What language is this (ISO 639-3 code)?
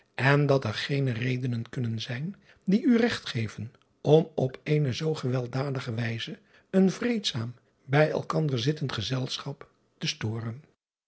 nld